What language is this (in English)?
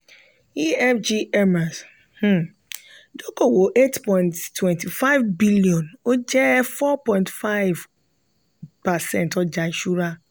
Yoruba